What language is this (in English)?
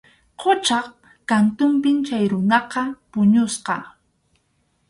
Arequipa-La Unión Quechua